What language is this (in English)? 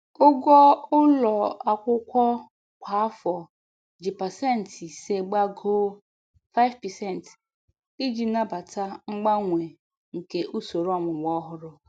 Igbo